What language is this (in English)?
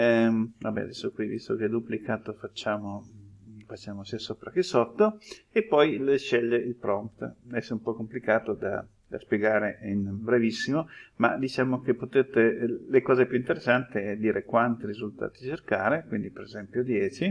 Italian